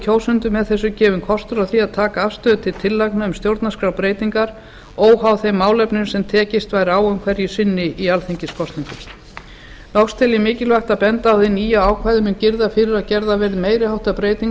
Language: Icelandic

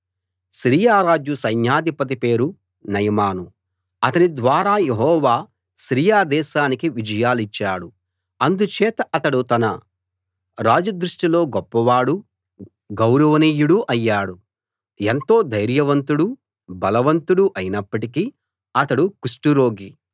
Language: Telugu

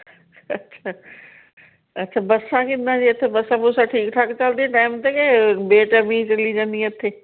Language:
Punjabi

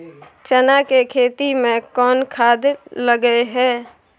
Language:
Maithili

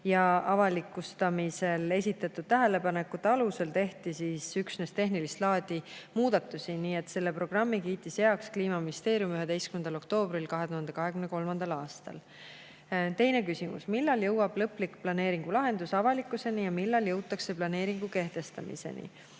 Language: Estonian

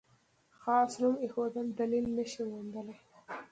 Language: Pashto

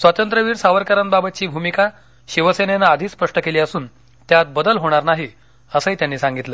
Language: Marathi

